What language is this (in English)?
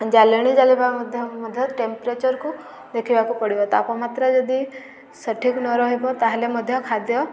Odia